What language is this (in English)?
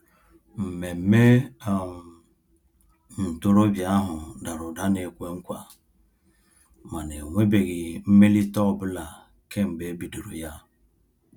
Igbo